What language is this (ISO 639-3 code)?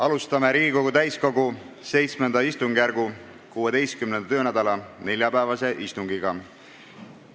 est